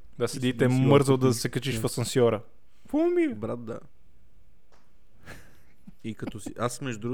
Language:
Bulgarian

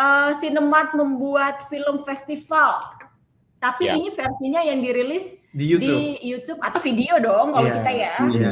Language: Indonesian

